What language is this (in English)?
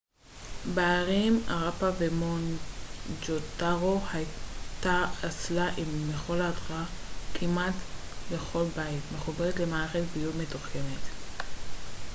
Hebrew